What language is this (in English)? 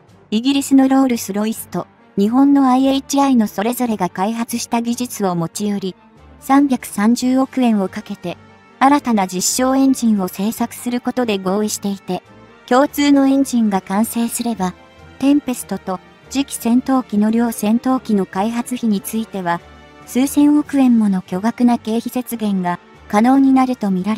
Japanese